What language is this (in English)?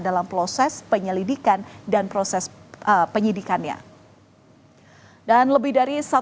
Indonesian